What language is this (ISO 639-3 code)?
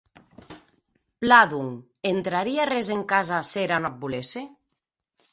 oci